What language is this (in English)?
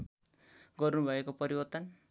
Nepali